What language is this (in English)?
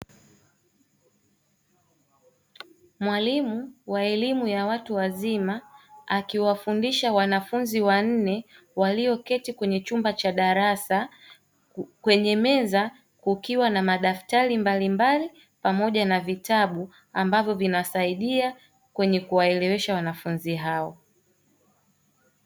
Swahili